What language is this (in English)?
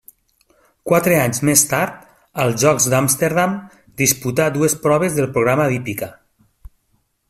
Catalan